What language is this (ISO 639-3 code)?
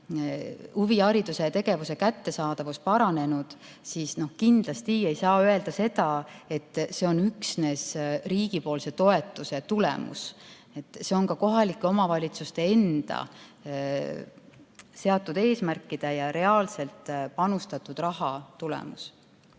est